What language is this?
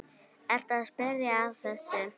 Icelandic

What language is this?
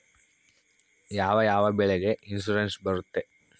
Kannada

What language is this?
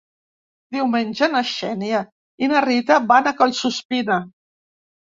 Catalan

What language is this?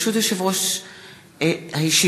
Hebrew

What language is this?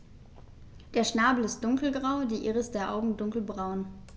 German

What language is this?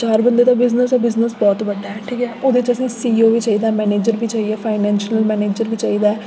Dogri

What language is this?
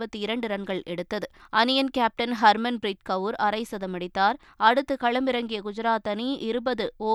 Tamil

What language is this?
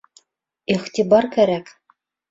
Bashkir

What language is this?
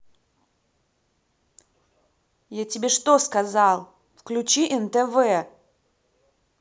Russian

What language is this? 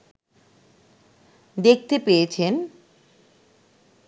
Bangla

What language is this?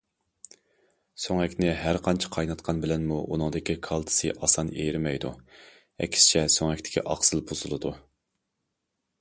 Uyghur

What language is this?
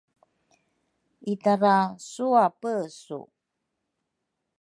Rukai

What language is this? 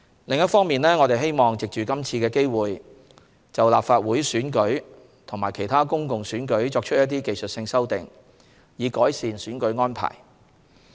Cantonese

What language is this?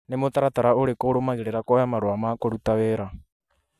Kikuyu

